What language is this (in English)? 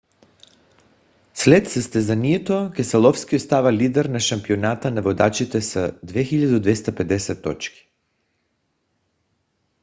Bulgarian